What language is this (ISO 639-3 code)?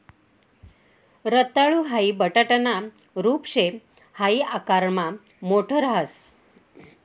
mar